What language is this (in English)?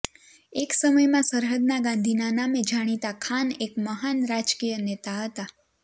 Gujarati